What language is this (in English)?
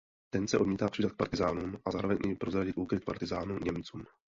Czech